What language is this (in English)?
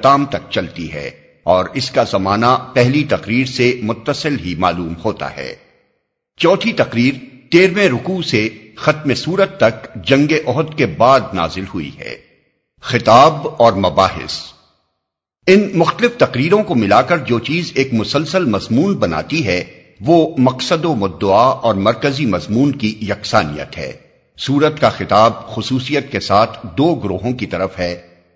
Urdu